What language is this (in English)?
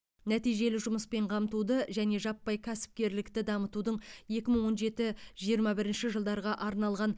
Kazakh